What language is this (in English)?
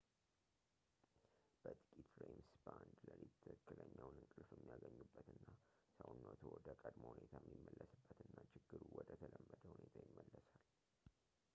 Amharic